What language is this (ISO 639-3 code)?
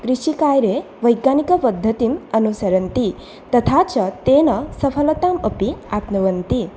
san